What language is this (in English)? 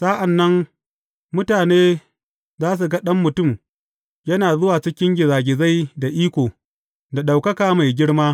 Hausa